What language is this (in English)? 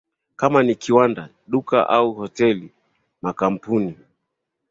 Swahili